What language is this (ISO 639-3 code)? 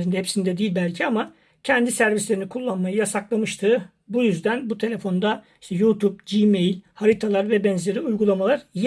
tur